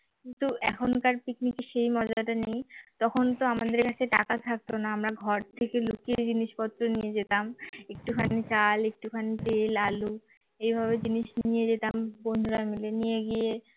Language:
Bangla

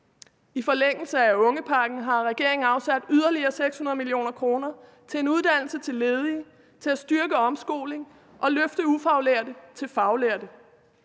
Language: Danish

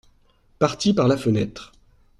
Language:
French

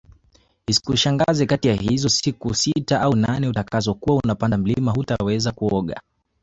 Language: Swahili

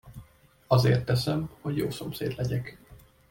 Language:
Hungarian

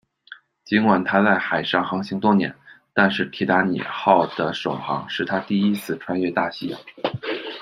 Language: Chinese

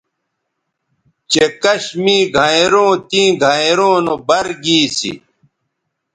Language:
Bateri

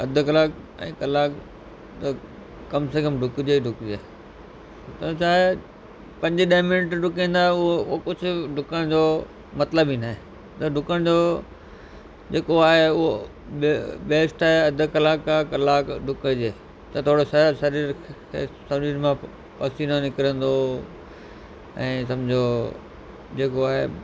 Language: Sindhi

